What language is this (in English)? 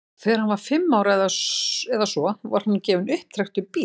Icelandic